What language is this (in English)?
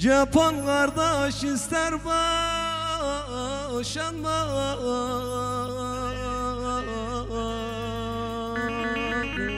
Arabic